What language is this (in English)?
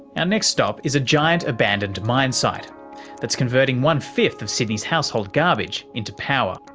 English